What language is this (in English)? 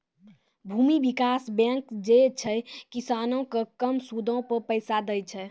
Maithili